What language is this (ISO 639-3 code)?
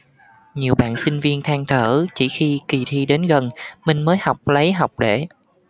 vie